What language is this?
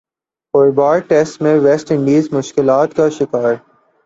Urdu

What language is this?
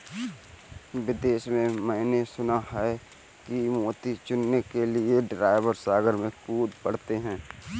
Hindi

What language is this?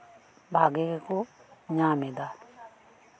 Santali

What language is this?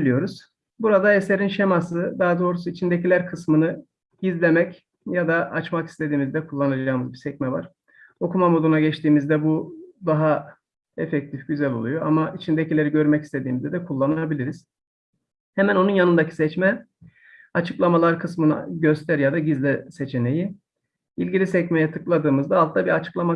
Turkish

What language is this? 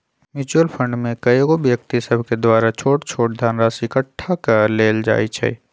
Magahi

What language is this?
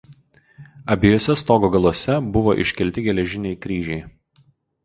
Lithuanian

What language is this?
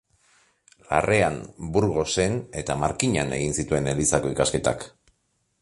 Basque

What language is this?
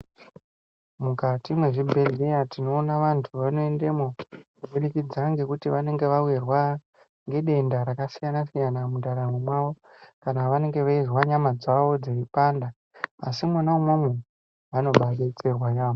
Ndau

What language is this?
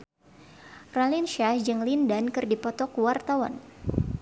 Sundanese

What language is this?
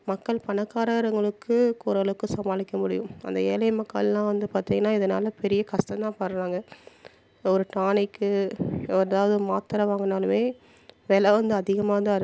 Tamil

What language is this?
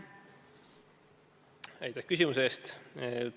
Estonian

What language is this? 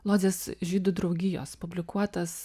Lithuanian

